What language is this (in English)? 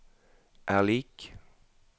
Norwegian